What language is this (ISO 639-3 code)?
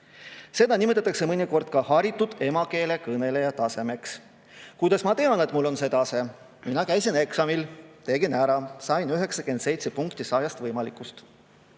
est